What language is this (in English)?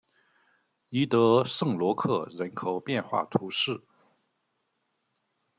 Chinese